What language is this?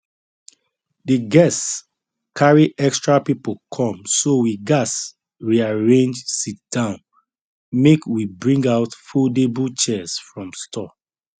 Nigerian Pidgin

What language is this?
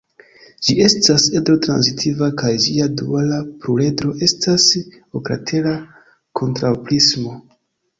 Esperanto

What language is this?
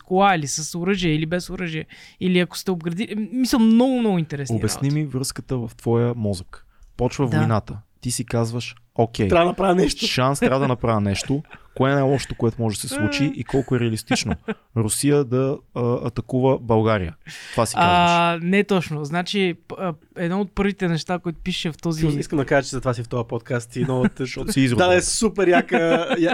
Bulgarian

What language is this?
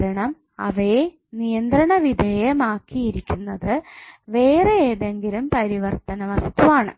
Malayalam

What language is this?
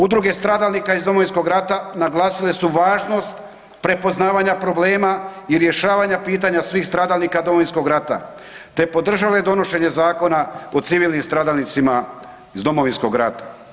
Croatian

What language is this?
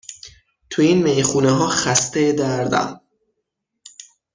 Persian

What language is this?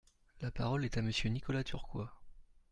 French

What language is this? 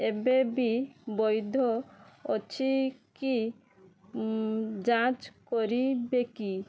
Odia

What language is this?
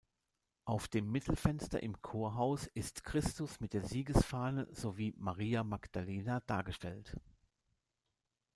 German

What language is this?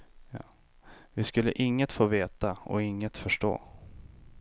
Swedish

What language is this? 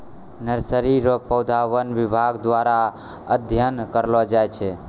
Maithili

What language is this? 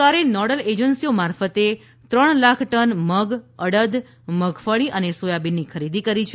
Gujarati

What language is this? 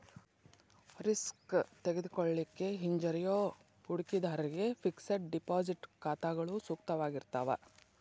Kannada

